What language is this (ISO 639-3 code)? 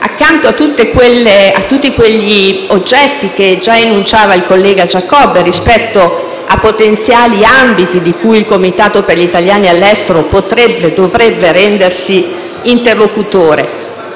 ita